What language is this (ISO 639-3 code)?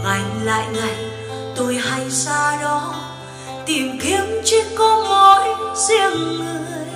vie